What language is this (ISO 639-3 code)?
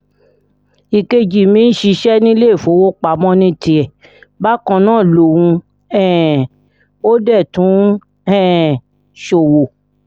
yor